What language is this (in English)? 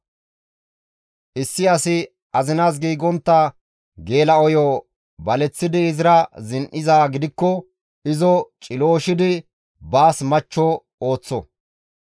Gamo